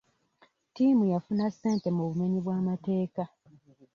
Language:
Ganda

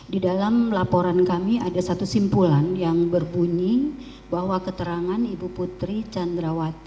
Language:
Indonesian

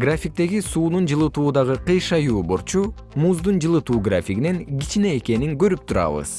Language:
Kyrgyz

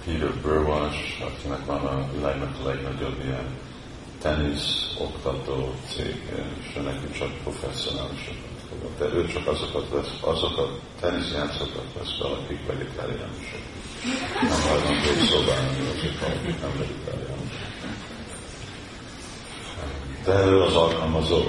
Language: Hungarian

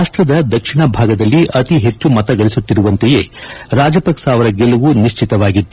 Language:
Kannada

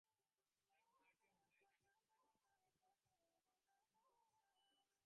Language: Bangla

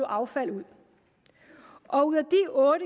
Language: Danish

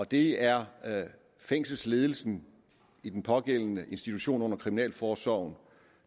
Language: Danish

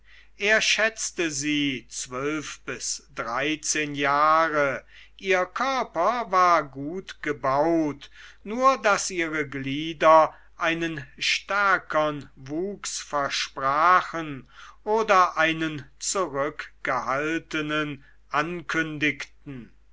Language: German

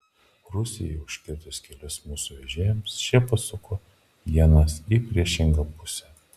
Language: Lithuanian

